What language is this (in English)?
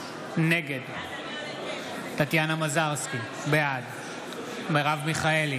Hebrew